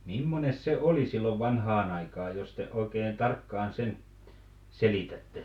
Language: Finnish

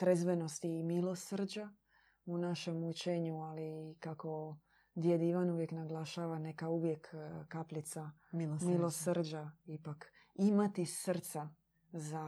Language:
Croatian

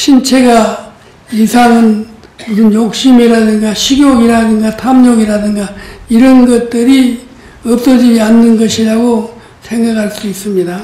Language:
Korean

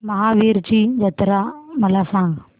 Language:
Marathi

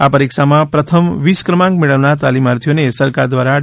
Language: Gujarati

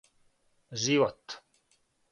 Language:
Serbian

